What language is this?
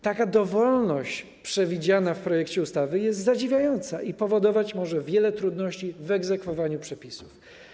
Polish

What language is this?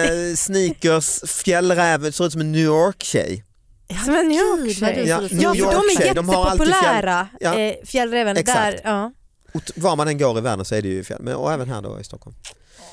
Swedish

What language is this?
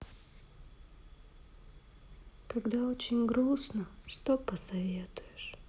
Russian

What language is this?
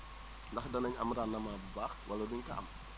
Wolof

